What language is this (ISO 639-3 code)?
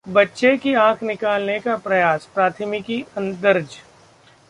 hin